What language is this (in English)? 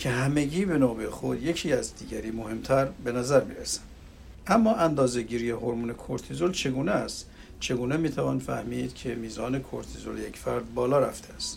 Persian